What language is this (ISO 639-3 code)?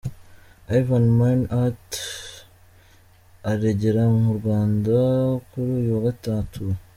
kin